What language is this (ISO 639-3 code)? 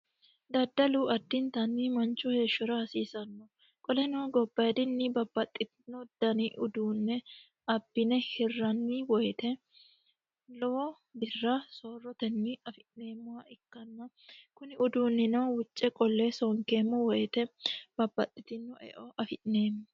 sid